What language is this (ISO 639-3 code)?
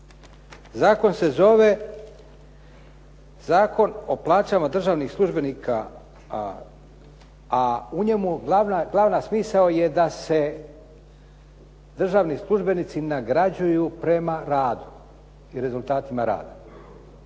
hrv